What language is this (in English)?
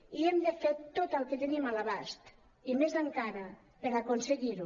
Catalan